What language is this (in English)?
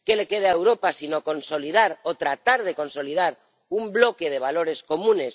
Spanish